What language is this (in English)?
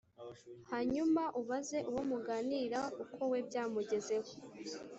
Kinyarwanda